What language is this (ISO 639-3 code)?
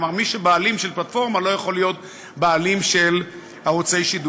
heb